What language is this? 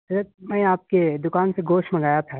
Urdu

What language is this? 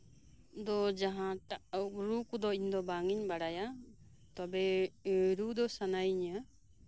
Santali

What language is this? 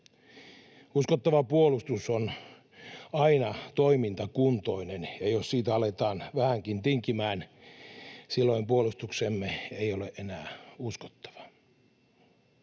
Finnish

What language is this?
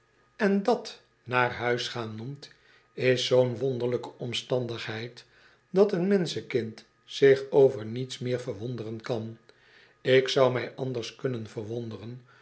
Dutch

